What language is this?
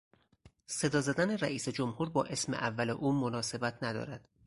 Persian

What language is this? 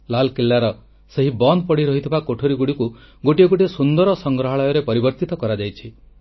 Odia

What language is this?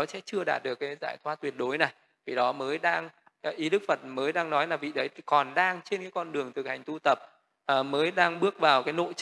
Vietnamese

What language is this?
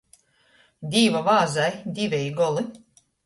Latgalian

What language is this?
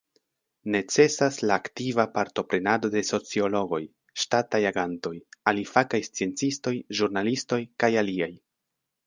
Esperanto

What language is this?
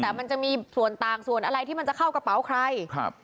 Thai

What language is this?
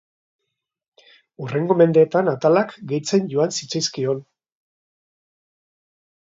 Basque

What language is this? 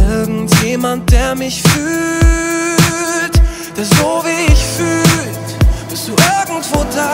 German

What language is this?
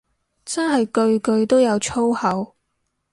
Cantonese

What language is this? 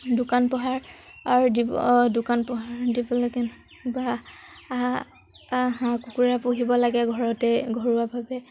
Assamese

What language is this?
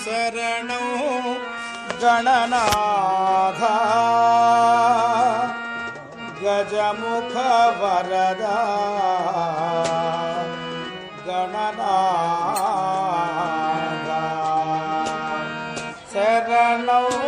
Arabic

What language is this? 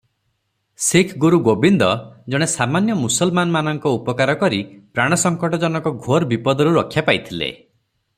Odia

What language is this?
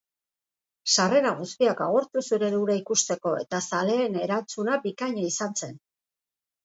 Basque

